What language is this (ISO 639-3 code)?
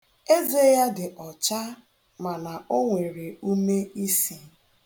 ibo